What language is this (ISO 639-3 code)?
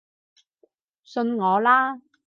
yue